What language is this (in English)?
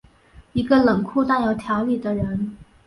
Chinese